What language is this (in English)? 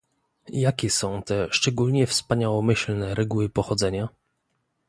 Polish